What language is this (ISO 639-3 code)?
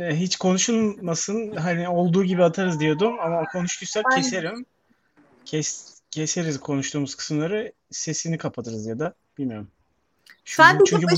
tur